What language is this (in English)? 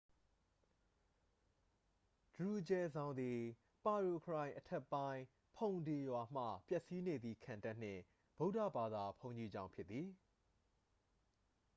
Burmese